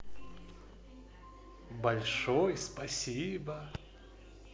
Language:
Russian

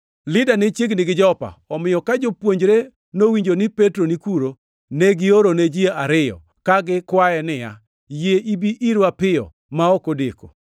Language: Luo (Kenya and Tanzania)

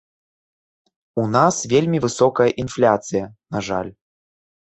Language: Belarusian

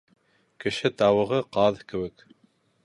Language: Bashkir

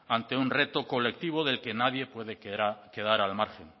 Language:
Spanish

